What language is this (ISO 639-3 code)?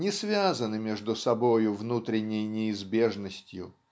rus